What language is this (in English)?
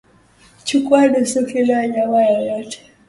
Swahili